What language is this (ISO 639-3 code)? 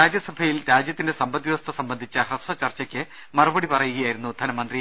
mal